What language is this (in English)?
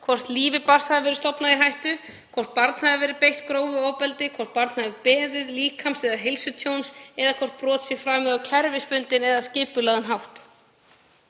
Icelandic